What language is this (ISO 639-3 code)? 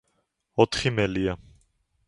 kat